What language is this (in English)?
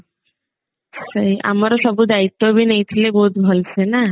Odia